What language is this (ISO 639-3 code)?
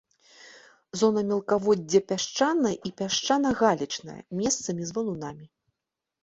bel